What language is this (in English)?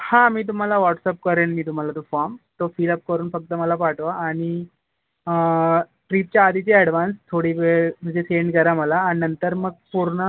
Marathi